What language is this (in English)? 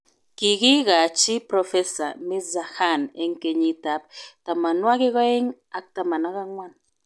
Kalenjin